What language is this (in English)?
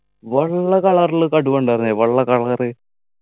Malayalam